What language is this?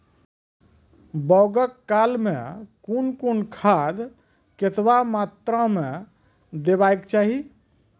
Maithili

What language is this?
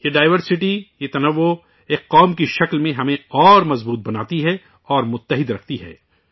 Urdu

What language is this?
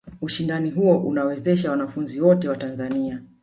Swahili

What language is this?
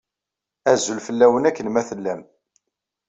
Kabyle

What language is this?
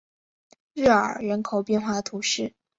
Chinese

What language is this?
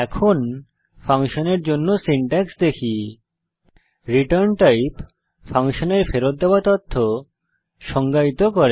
Bangla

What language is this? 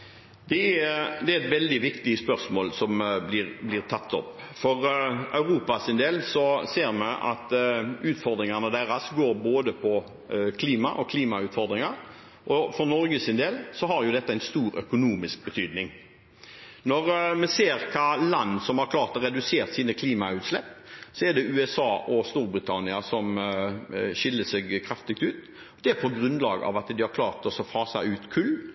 Norwegian Bokmål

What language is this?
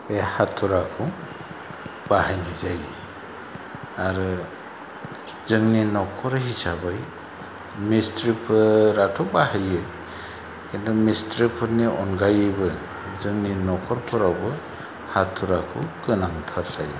Bodo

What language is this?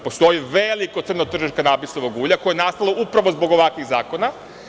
Serbian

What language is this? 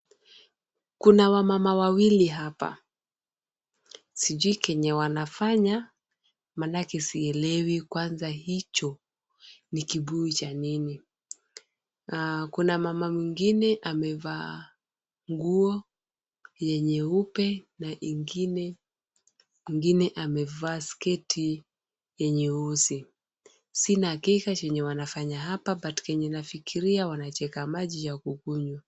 Swahili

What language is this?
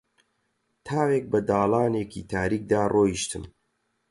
Central Kurdish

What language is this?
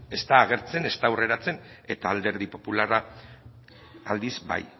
Basque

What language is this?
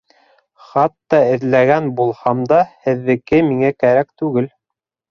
Bashkir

